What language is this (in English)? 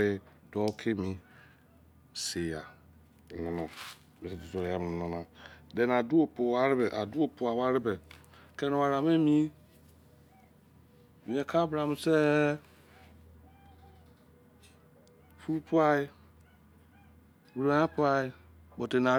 Izon